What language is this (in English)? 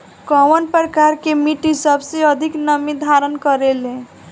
Bhojpuri